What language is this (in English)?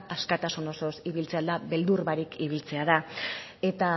Basque